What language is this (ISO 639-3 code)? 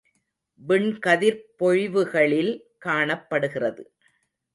tam